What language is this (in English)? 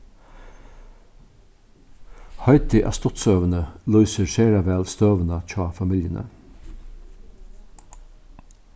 Faroese